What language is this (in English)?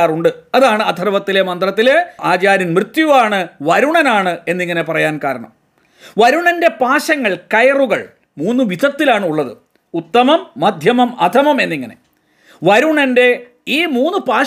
Malayalam